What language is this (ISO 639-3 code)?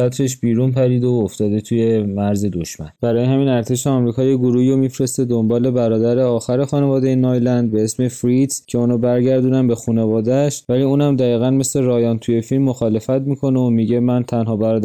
fas